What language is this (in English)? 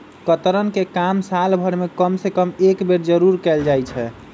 Magahi